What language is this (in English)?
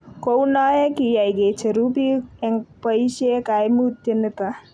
Kalenjin